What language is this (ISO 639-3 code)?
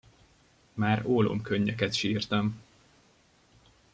hun